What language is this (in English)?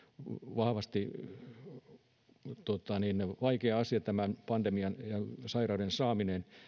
Finnish